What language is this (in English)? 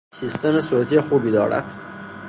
Persian